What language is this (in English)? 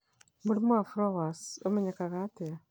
Kikuyu